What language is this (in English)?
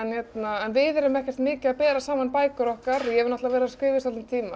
Icelandic